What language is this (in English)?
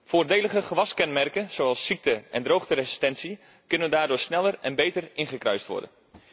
Dutch